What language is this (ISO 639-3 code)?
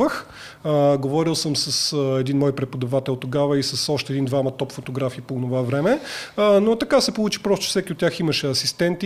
bul